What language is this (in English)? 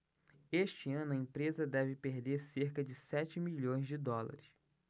Portuguese